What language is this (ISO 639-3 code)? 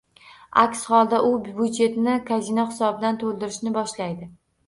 uzb